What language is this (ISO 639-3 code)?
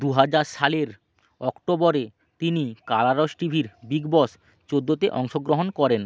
ben